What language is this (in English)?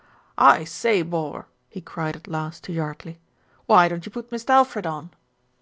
English